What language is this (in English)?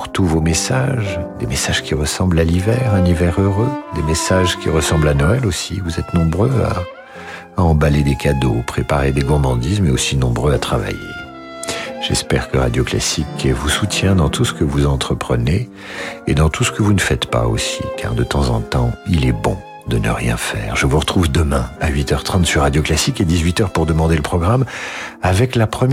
French